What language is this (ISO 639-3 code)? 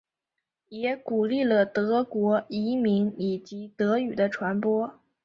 zho